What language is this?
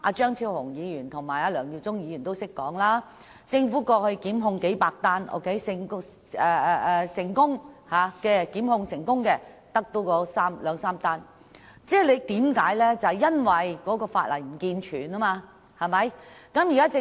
Cantonese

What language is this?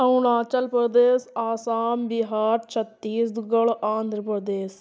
Urdu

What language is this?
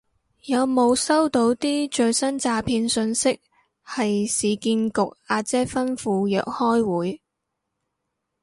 Cantonese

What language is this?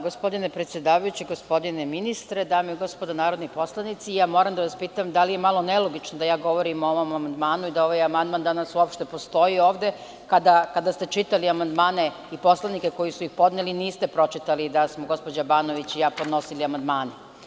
Serbian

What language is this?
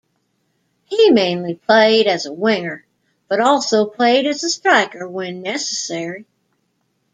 English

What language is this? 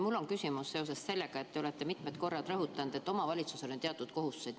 Estonian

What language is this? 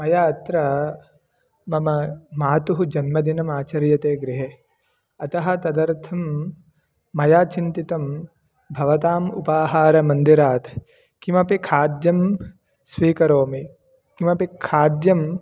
Sanskrit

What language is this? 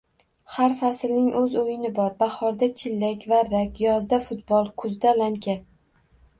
Uzbek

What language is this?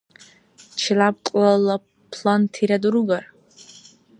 Dargwa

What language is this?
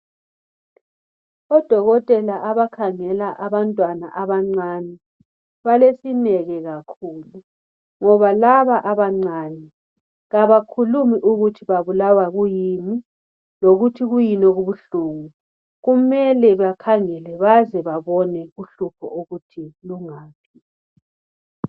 North Ndebele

